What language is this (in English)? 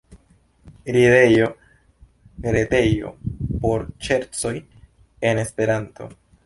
Esperanto